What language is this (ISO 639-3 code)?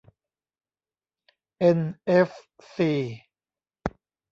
tha